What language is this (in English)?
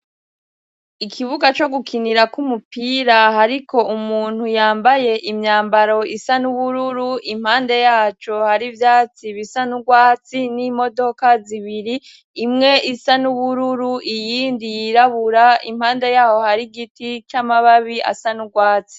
Rundi